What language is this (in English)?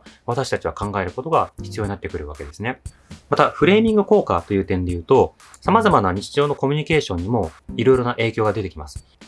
Japanese